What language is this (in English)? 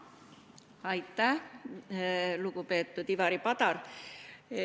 Estonian